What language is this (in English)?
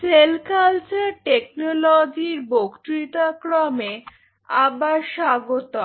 Bangla